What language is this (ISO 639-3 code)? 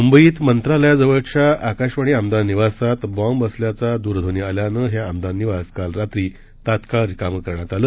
mar